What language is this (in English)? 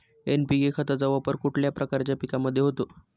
Marathi